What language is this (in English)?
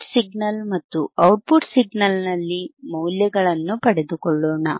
Kannada